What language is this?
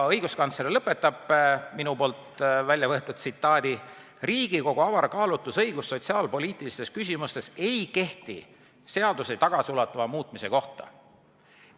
Estonian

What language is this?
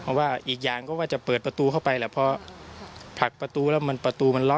Thai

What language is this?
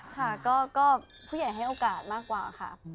Thai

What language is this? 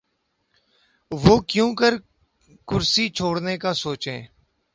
Urdu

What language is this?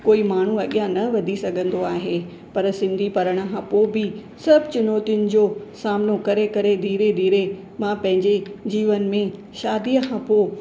Sindhi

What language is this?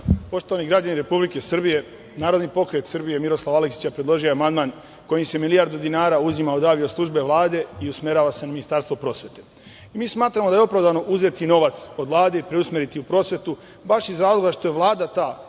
Serbian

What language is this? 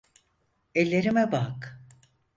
Turkish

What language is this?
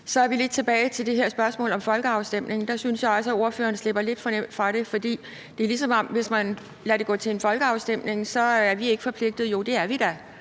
Danish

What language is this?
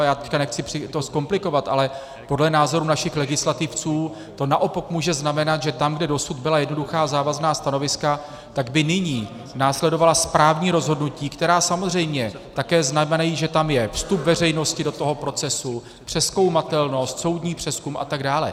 Czech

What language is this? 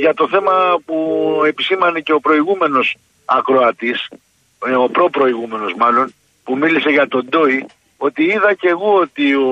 Greek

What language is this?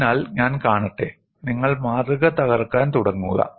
Malayalam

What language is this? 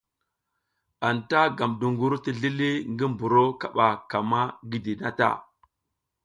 South Giziga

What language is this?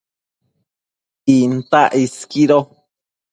Matsés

